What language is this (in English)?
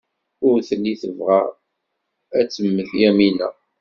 Kabyle